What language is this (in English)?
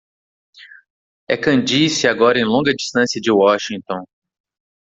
Portuguese